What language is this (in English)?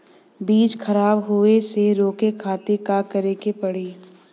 Bhojpuri